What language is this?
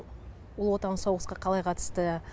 Kazakh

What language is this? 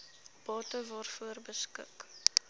Afrikaans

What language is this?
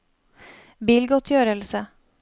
Norwegian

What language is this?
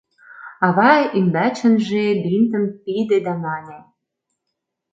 Mari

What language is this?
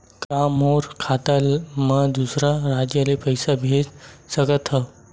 Chhattisgarhi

